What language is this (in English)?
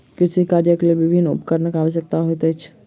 Maithili